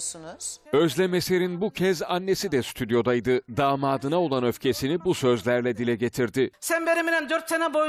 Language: Turkish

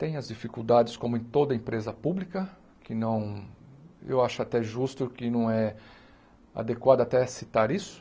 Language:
Portuguese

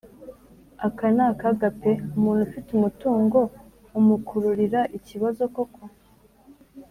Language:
Kinyarwanda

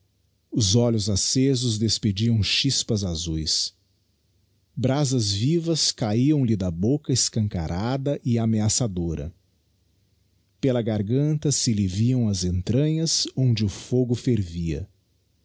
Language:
Portuguese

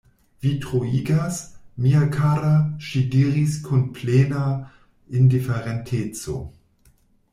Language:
Esperanto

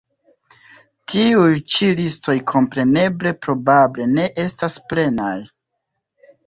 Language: Esperanto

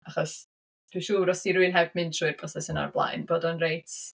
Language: Welsh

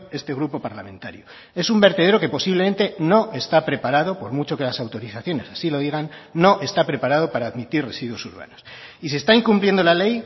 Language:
Spanish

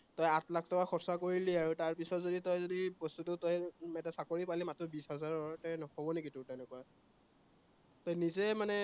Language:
Assamese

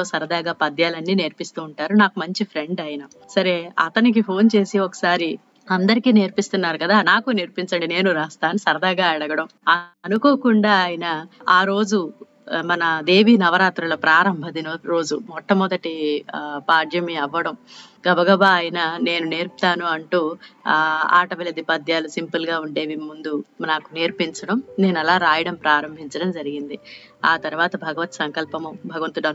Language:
Telugu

